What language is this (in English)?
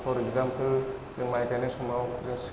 Bodo